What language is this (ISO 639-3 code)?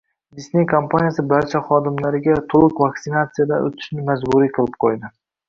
uzb